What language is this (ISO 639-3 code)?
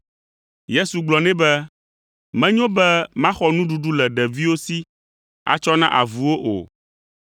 ewe